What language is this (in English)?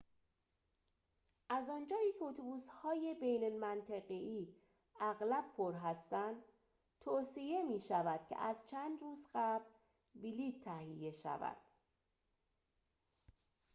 Persian